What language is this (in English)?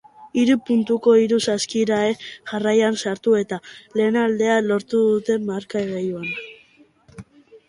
Basque